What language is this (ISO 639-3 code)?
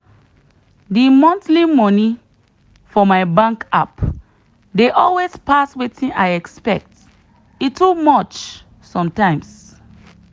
pcm